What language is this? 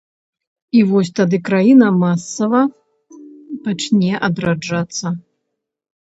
Belarusian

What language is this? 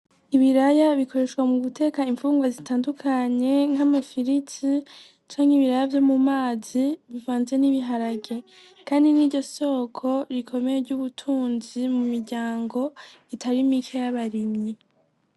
Rundi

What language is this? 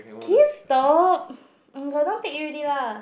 English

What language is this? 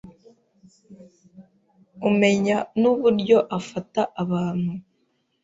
Kinyarwanda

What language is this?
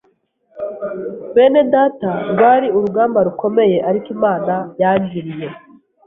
Kinyarwanda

